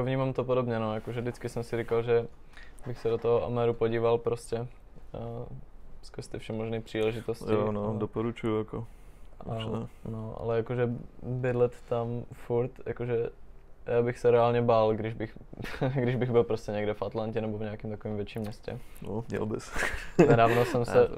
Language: Czech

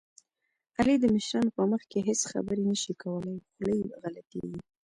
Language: Pashto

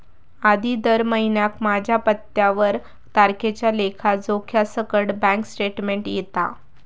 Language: Marathi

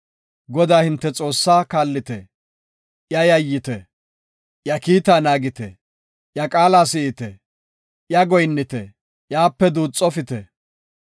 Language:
Gofa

